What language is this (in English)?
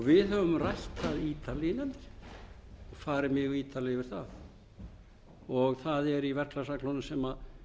Icelandic